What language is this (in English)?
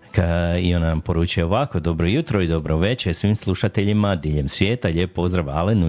Croatian